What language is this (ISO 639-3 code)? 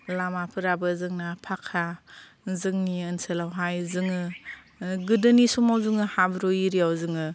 brx